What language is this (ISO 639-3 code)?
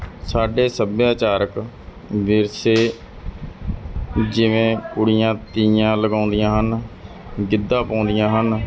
pan